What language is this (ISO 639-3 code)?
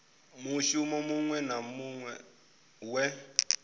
ven